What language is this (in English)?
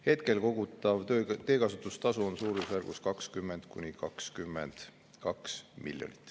Estonian